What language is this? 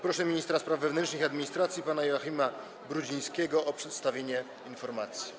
Polish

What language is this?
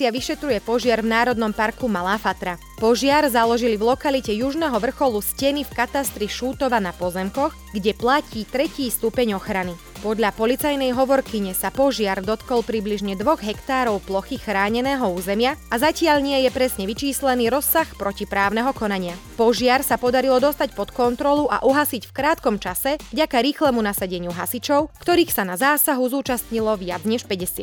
Slovak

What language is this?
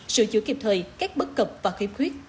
Vietnamese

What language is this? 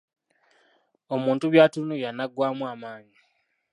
Ganda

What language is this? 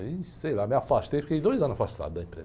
Portuguese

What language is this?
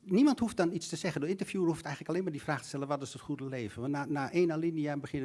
Dutch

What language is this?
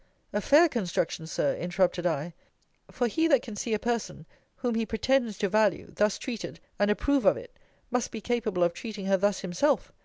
English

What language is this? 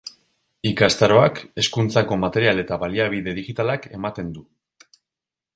Basque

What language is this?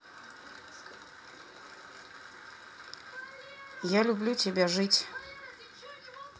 Russian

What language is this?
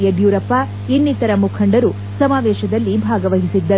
Kannada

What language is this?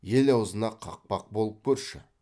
Kazakh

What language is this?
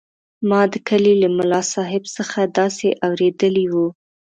Pashto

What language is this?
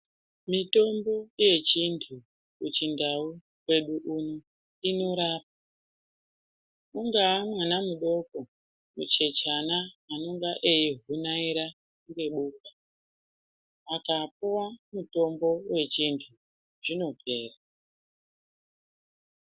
Ndau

